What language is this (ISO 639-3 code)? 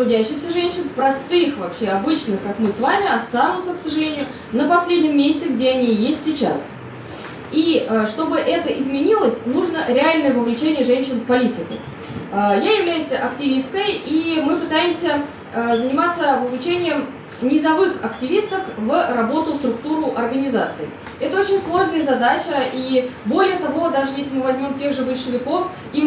rus